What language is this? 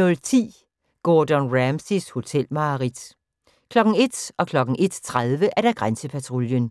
Danish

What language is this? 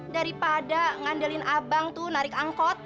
Indonesian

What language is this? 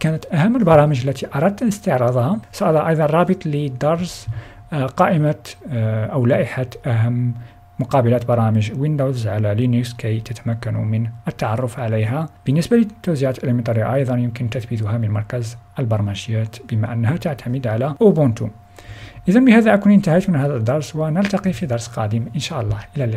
Arabic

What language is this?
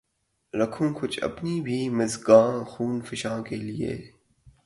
Urdu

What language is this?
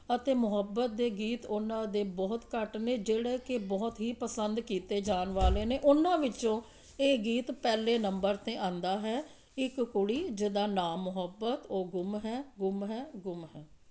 Punjabi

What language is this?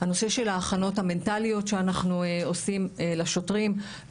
Hebrew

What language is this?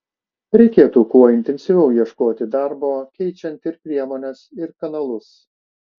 Lithuanian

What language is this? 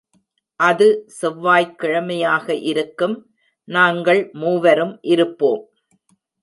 Tamil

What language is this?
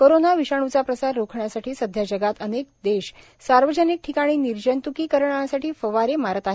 Marathi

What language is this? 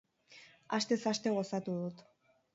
Basque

